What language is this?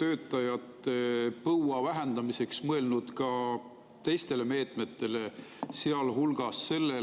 Estonian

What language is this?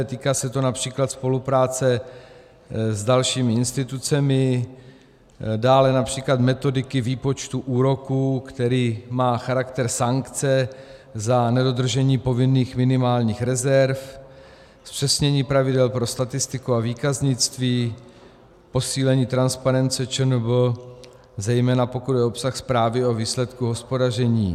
Czech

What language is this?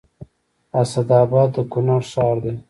Pashto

